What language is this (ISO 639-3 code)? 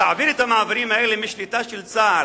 heb